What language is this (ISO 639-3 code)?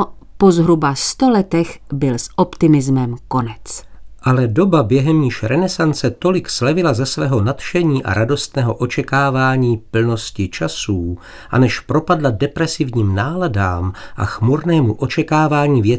ces